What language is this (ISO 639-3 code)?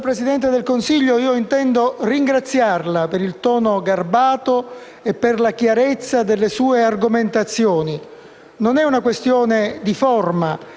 ita